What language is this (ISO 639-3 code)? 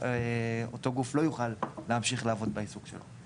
heb